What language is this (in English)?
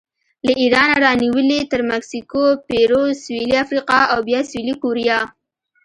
Pashto